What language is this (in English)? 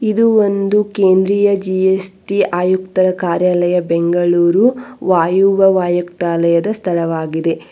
Kannada